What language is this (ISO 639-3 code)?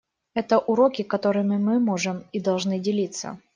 rus